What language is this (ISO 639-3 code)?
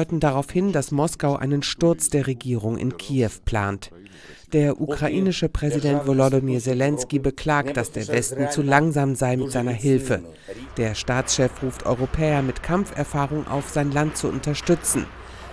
deu